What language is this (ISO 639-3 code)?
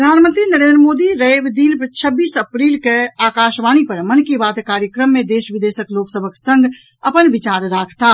mai